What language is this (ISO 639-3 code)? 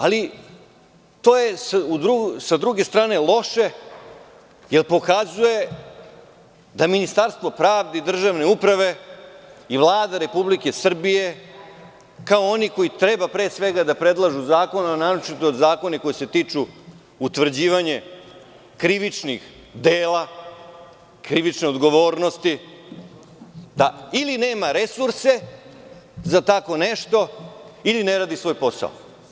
srp